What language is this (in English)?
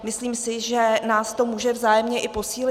Czech